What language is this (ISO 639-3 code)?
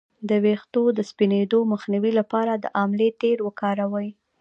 pus